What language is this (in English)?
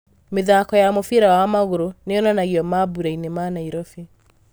Kikuyu